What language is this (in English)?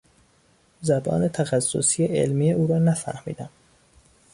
Persian